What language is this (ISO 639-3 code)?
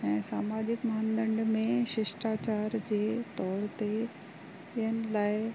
snd